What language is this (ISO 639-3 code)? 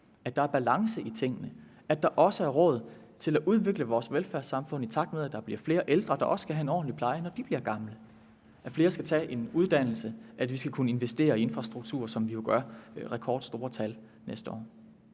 dan